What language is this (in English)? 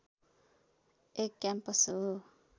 Nepali